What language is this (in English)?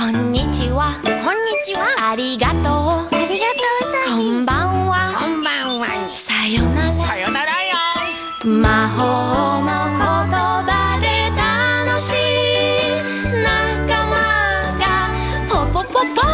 Japanese